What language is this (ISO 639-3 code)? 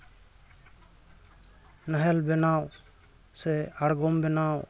sat